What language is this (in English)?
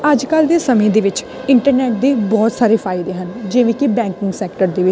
Punjabi